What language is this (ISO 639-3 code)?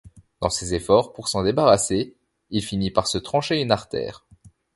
fra